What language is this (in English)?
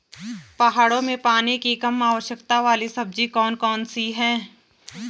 Hindi